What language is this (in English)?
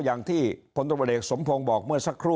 Thai